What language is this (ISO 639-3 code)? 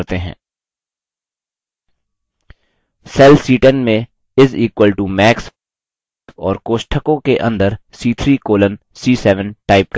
hin